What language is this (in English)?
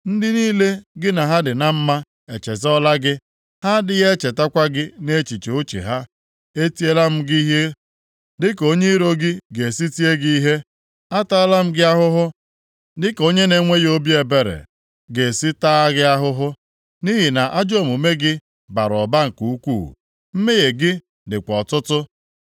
Igbo